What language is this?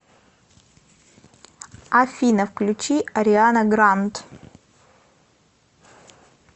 Russian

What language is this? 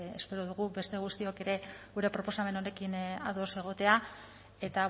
Basque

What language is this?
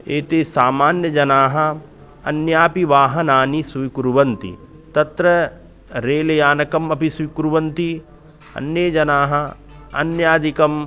Sanskrit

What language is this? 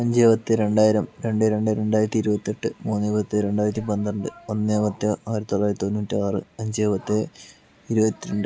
Malayalam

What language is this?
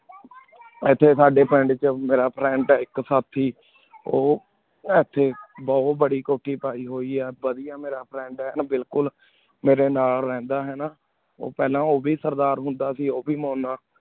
Punjabi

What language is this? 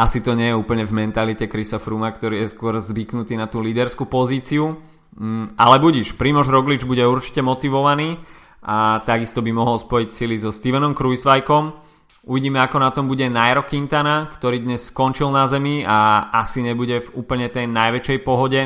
Slovak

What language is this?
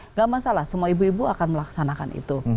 Indonesian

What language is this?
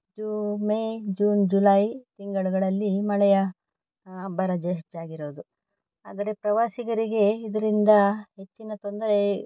Kannada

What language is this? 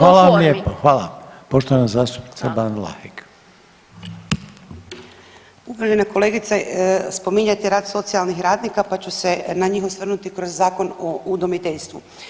Croatian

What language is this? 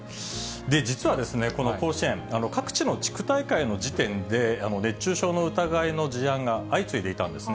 Japanese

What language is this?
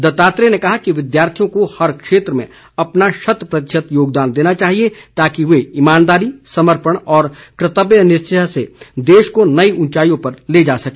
Hindi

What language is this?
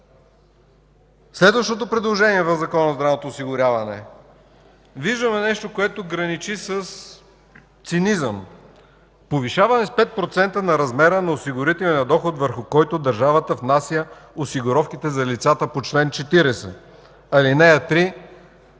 Bulgarian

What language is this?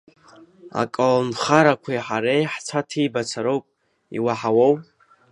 Abkhazian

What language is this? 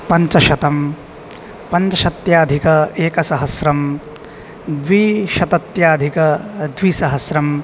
Sanskrit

